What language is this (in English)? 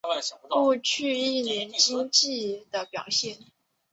Chinese